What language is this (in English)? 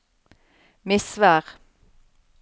Norwegian